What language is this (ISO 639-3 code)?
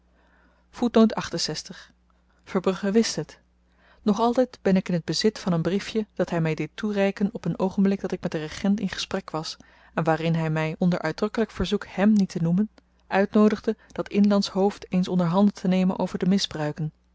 nld